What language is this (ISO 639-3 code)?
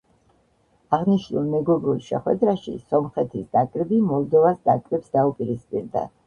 kat